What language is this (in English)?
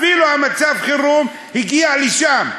Hebrew